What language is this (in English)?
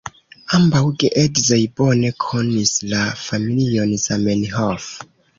Esperanto